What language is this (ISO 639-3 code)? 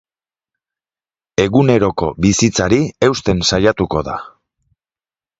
eus